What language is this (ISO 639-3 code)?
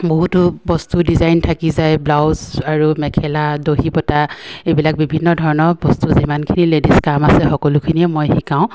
asm